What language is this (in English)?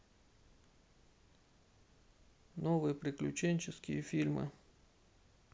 Russian